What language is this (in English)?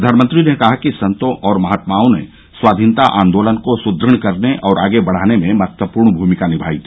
Hindi